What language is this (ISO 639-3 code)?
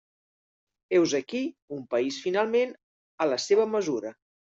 cat